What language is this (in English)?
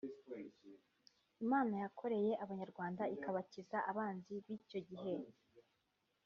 Kinyarwanda